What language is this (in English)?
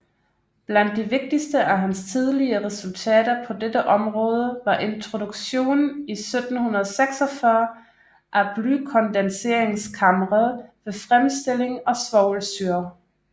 Danish